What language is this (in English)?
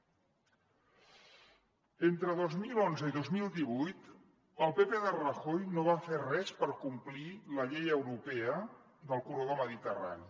Catalan